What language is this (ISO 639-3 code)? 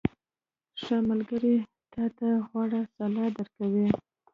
pus